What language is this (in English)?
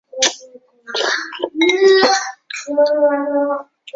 Chinese